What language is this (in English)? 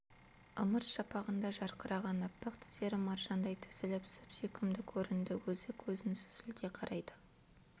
Kazakh